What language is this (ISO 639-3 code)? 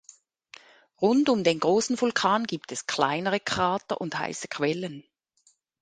deu